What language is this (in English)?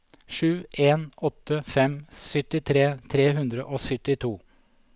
Norwegian